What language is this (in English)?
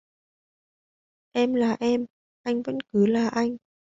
Vietnamese